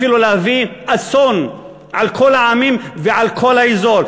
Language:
Hebrew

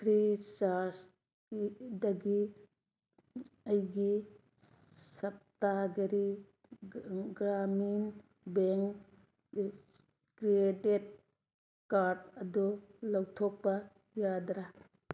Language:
Manipuri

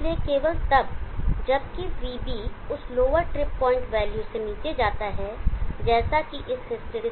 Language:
Hindi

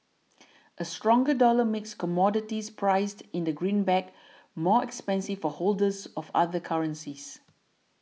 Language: English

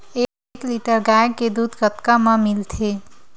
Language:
Chhattisgarhi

